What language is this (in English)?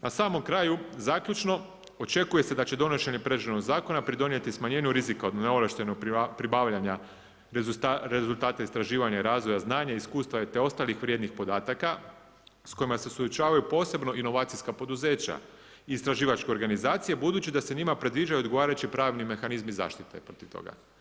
Croatian